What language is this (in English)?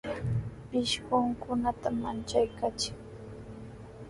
Sihuas Ancash Quechua